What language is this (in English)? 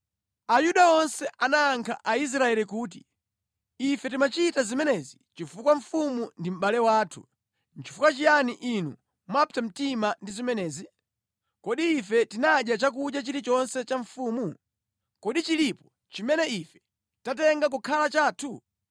Nyanja